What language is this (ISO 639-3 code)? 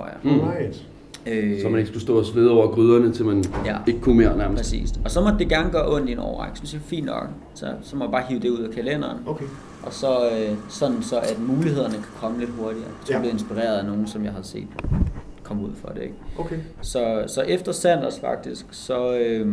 dan